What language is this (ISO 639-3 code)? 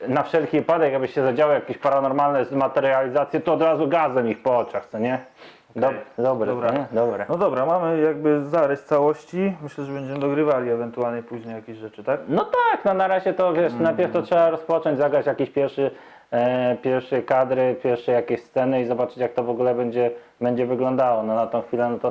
pol